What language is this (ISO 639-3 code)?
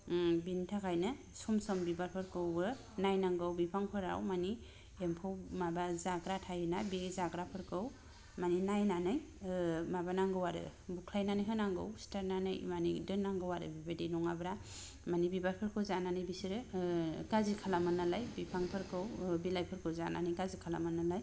brx